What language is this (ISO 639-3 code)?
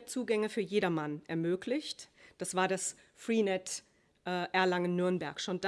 deu